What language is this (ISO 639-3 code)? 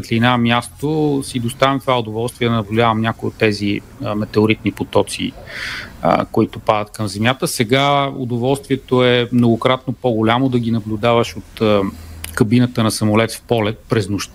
bul